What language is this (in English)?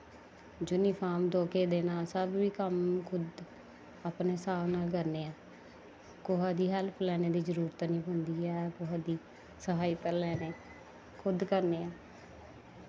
Dogri